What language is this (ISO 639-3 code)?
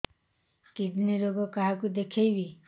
ori